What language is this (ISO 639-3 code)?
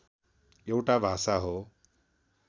nep